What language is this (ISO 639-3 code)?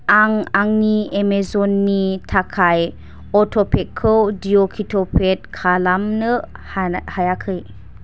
brx